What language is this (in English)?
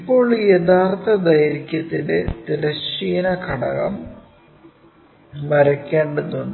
Malayalam